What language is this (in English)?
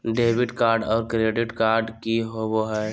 Magahi